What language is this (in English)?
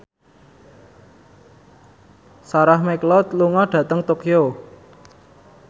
Javanese